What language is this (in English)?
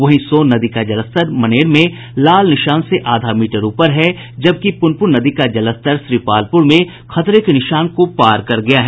Hindi